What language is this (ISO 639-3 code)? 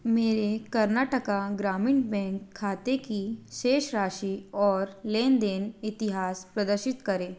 hin